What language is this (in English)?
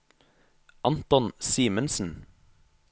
Norwegian